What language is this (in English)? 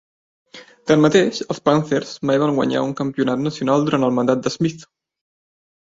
Catalan